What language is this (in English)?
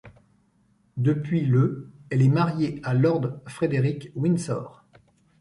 French